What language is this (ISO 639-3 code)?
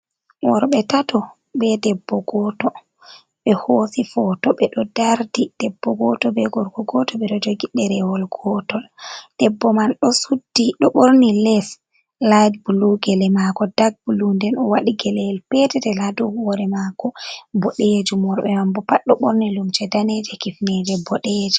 ful